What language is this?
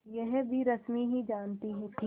Hindi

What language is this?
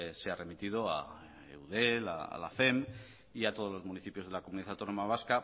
Spanish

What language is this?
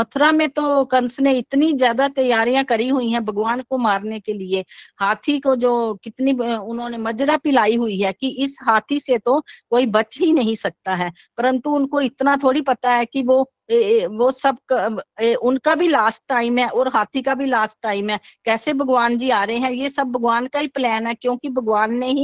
Hindi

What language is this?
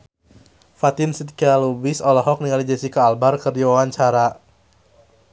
Sundanese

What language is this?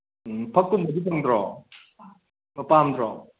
Manipuri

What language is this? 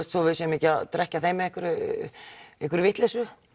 Icelandic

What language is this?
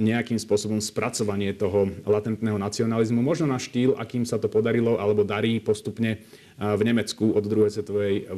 Slovak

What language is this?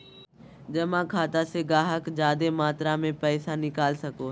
Magahi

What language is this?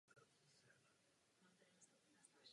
Czech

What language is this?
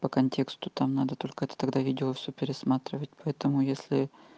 Russian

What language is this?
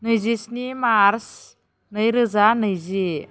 Bodo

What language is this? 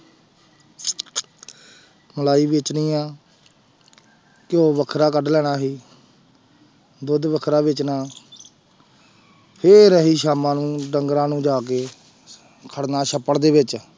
Punjabi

